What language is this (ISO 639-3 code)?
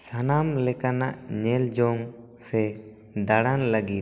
sat